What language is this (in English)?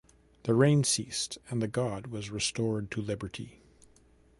English